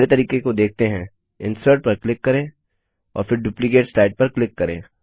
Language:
Hindi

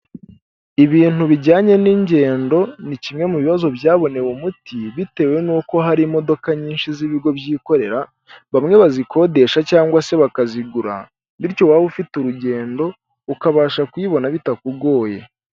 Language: Kinyarwanda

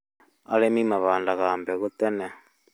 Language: Kikuyu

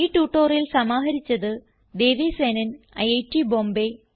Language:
Malayalam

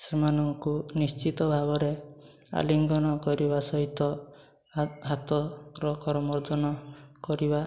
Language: Odia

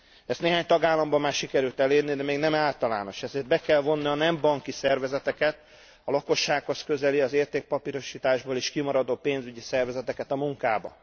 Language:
Hungarian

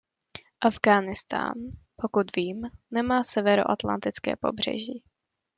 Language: Czech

